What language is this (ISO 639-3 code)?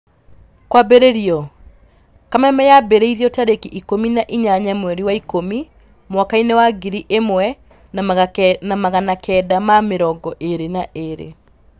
kik